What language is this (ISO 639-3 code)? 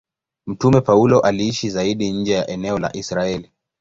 swa